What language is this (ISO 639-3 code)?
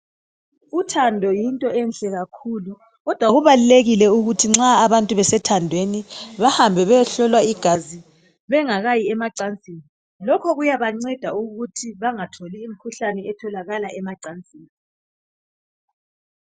nde